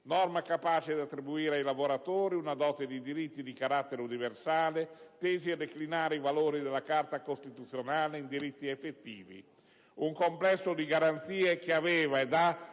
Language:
Italian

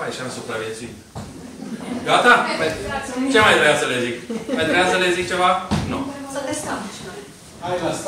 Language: Romanian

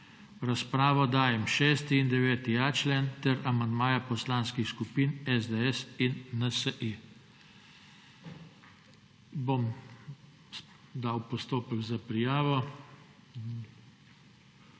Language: Slovenian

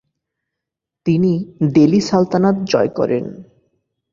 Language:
Bangla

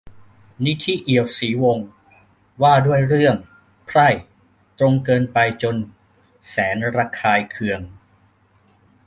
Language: Thai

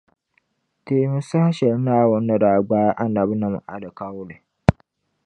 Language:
Dagbani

